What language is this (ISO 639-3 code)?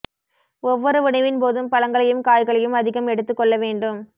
tam